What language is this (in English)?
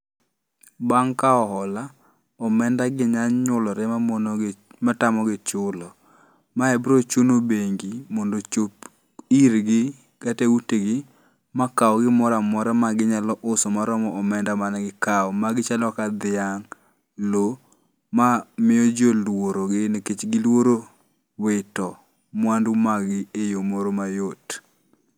Luo (Kenya and Tanzania)